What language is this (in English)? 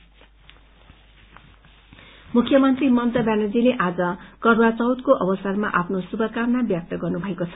Nepali